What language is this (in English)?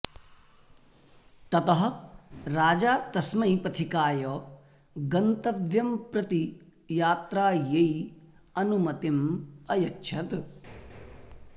Sanskrit